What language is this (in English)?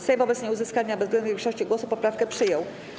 Polish